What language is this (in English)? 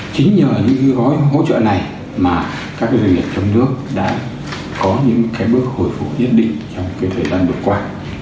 Vietnamese